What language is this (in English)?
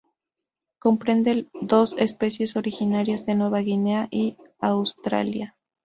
Spanish